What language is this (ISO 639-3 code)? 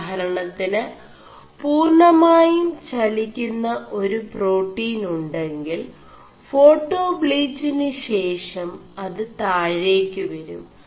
mal